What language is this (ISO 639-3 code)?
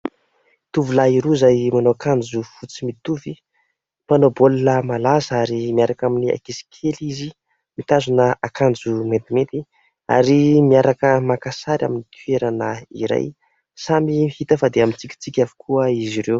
mlg